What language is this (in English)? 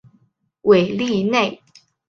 Chinese